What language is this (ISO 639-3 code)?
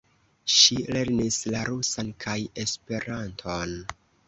epo